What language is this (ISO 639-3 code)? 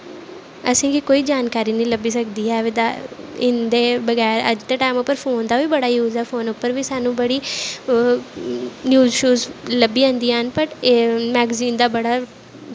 doi